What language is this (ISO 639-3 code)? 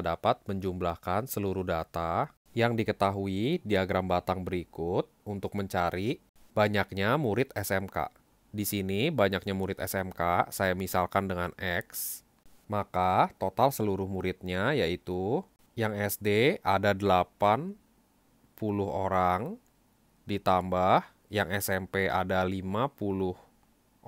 ind